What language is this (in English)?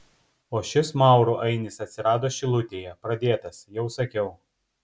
Lithuanian